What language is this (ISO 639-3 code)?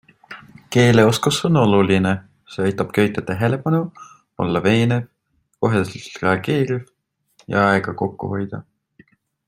est